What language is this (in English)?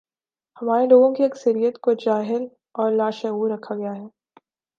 Urdu